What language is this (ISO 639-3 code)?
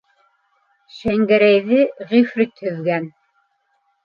bak